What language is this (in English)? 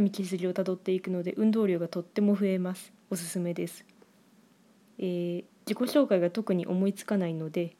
Japanese